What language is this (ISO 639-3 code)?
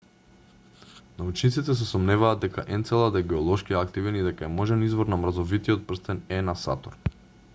mkd